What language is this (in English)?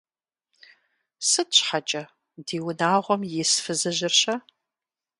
Kabardian